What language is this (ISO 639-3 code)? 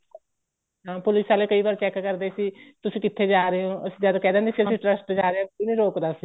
pan